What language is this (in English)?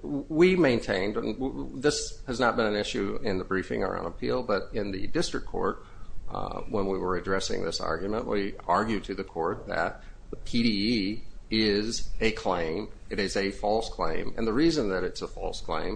English